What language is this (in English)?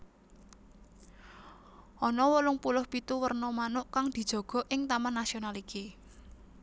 Javanese